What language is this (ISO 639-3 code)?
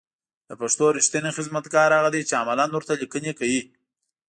pus